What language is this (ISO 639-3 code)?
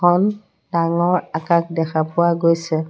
asm